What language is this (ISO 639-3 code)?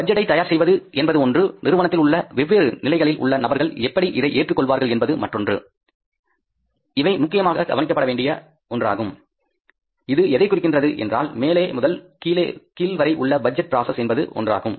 tam